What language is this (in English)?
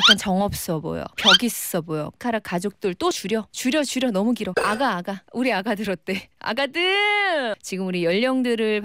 Korean